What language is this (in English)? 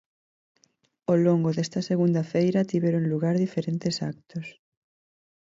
Galician